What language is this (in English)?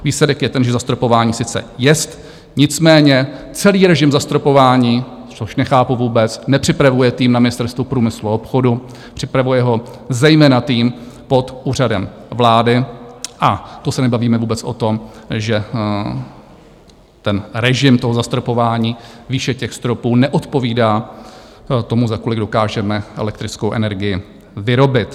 Czech